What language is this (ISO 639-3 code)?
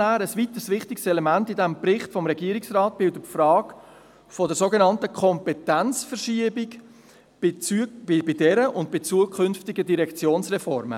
gsw